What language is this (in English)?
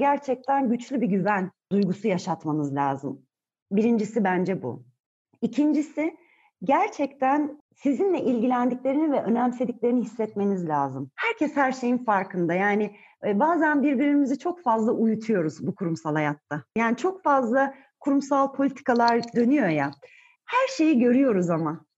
Turkish